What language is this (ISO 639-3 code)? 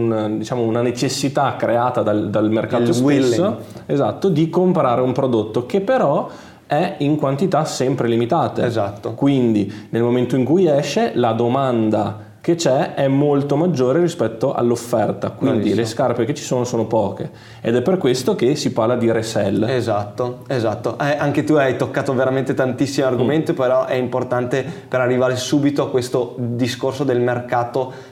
ita